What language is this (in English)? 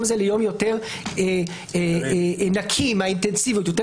Hebrew